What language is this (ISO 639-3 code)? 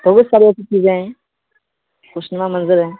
urd